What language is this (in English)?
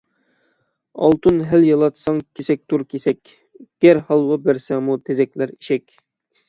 Uyghur